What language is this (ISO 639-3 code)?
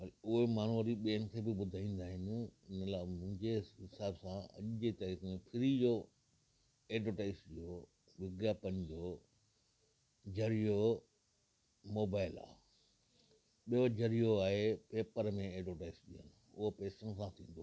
snd